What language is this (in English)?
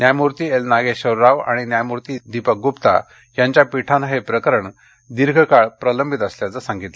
Marathi